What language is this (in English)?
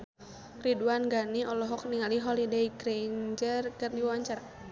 Sundanese